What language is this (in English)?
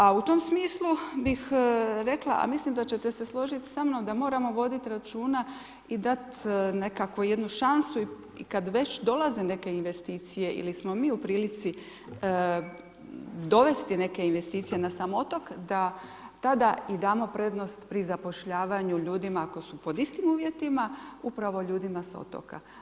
Croatian